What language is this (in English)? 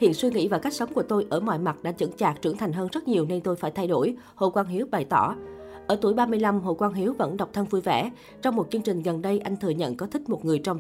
Vietnamese